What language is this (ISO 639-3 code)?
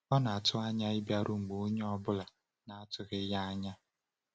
ibo